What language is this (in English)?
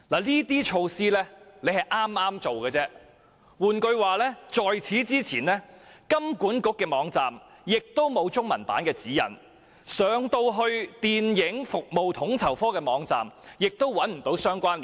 Cantonese